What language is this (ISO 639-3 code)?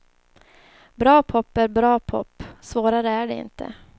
swe